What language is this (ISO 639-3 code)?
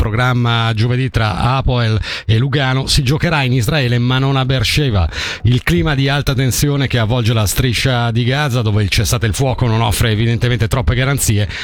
ita